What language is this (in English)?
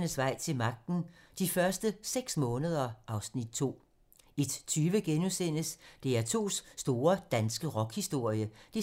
Danish